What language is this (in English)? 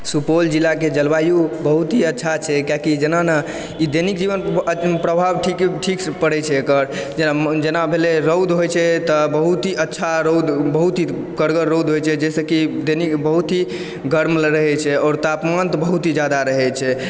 Maithili